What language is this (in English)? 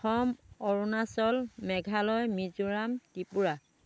Assamese